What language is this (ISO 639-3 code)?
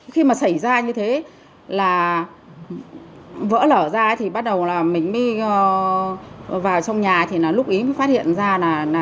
vie